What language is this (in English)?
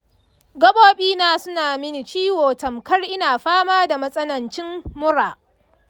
Hausa